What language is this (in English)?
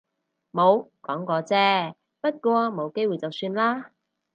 Cantonese